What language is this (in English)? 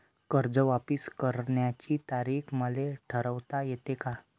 Marathi